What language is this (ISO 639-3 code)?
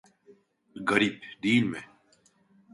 tur